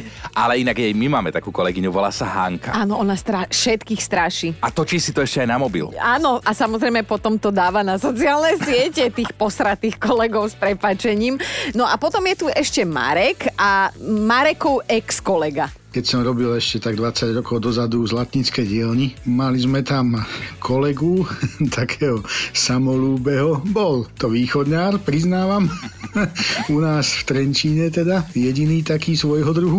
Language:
Slovak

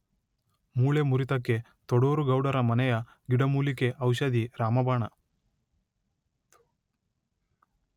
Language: Kannada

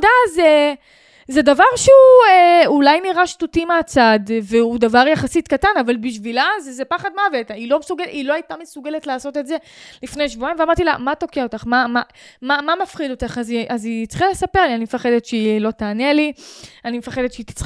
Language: Hebrew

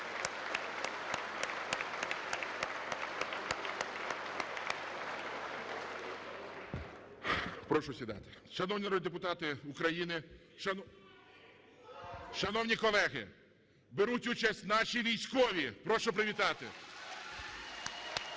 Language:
Ukrainian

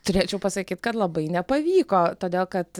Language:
Lithuanian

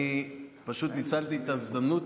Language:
Hebrew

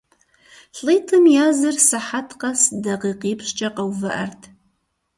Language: Kabardian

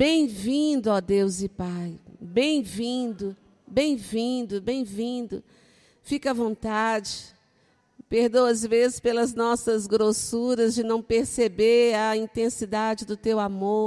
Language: Portuguese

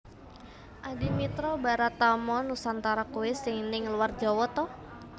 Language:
Javanese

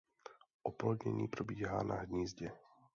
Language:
Czech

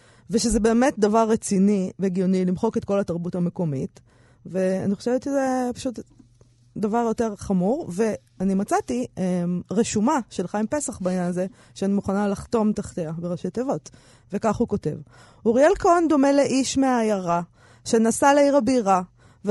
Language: Hebrew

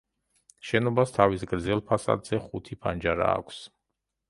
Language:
Georgian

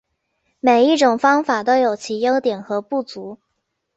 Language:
Chinese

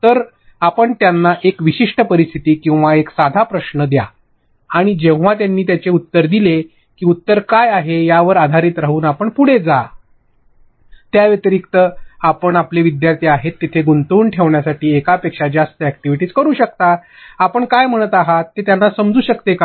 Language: Marathi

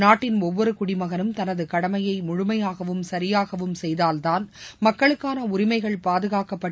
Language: Tamil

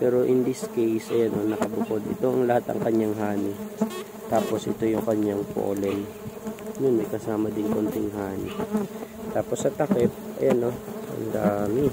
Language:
Filipino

